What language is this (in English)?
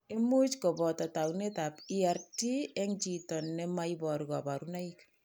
Kalenjin